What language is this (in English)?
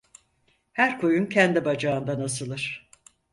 Turkish